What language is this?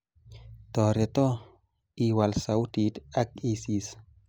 Kalenjin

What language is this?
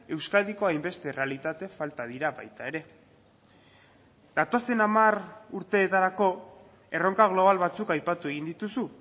Basque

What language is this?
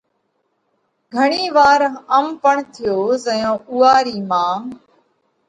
Parkari Koli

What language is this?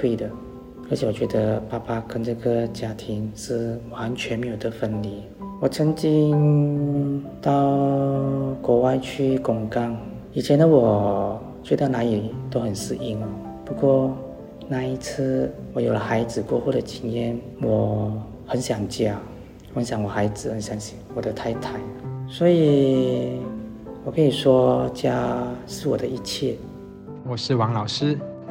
Chinese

